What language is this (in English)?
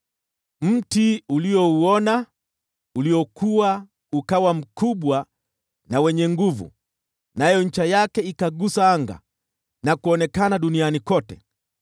Swahili